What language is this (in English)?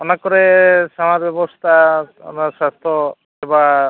Santali